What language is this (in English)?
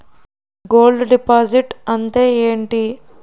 Telugu